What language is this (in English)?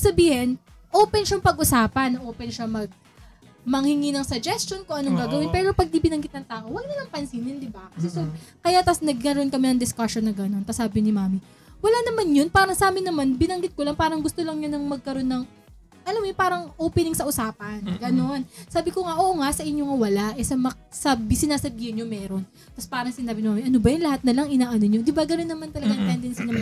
Filipino